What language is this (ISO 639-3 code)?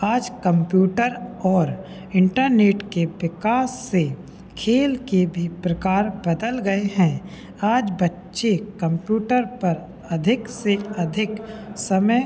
hin